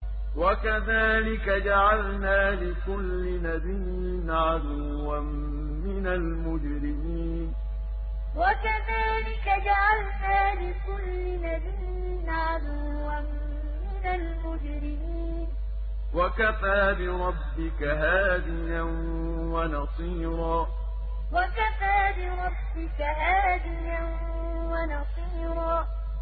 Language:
Arabic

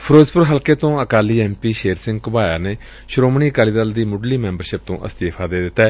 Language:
Punjabi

